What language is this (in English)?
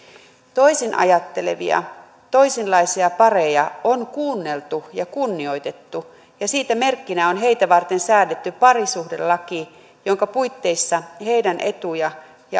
Finnish